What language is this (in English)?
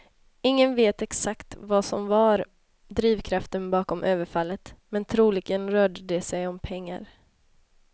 Swedish